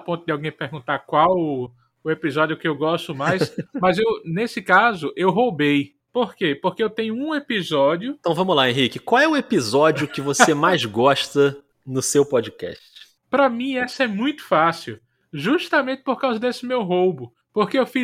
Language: Portuguese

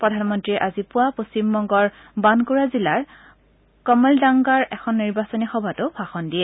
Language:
Assamese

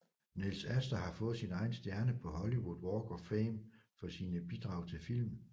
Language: Danish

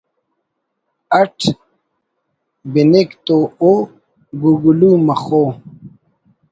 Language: Brahui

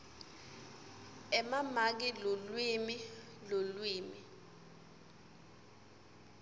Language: Swati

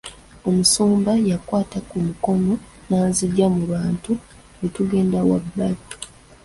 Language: Ganda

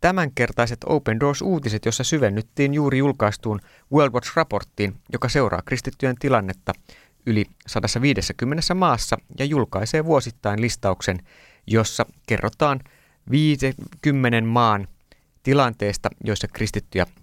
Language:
Finnish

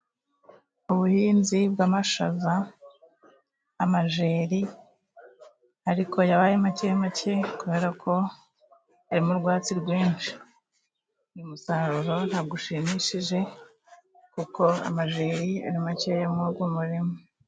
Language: Kinyarwanda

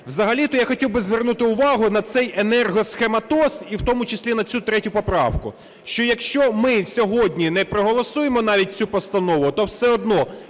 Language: Ukrainian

